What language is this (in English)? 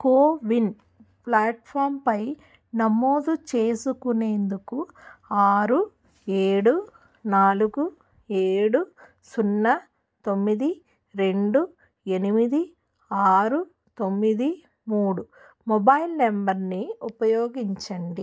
Telugu